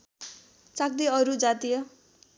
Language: Nepali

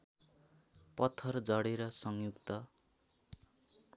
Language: Nepali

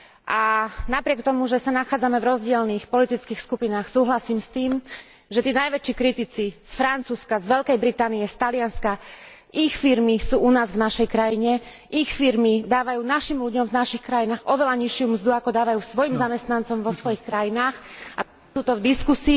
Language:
Slovak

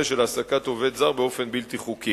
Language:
Hebrew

